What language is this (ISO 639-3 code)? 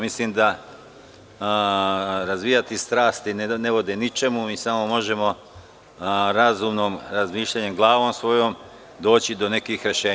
srp